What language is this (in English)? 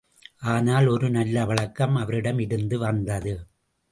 Tamil